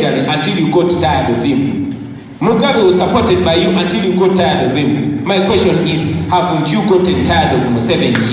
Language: English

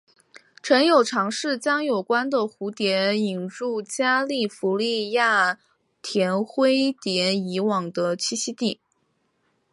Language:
Chinese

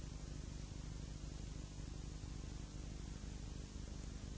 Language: Croatian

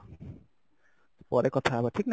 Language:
Odia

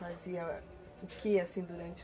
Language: Portuguese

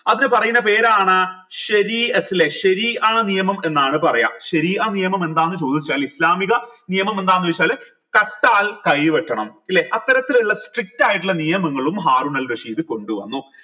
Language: Malayalam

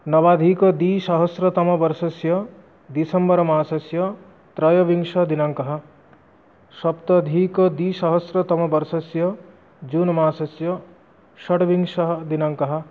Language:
Sanskrit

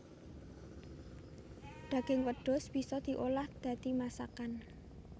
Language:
Javanese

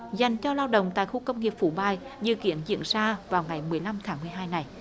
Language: Vietnamese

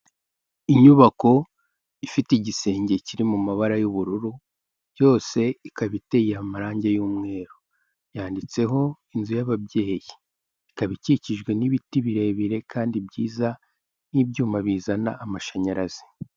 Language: Kinyarwanda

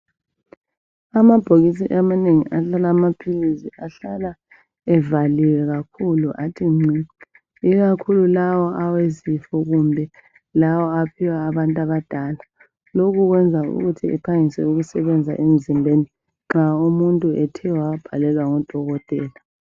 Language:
North Ndebele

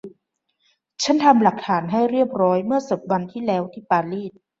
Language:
Thai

